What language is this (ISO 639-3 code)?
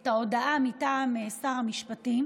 heb